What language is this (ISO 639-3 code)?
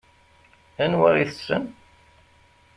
kab